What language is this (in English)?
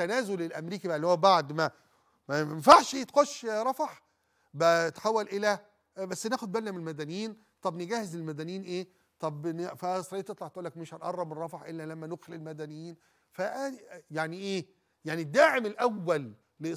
Arabic